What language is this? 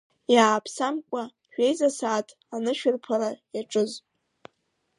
Abkhazian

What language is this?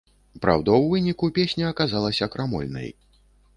Belarusian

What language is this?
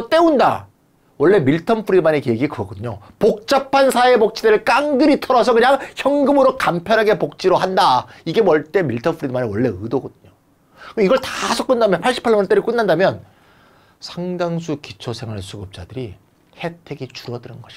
Korean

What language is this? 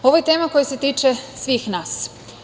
Serbian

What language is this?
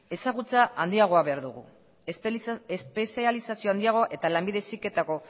Basque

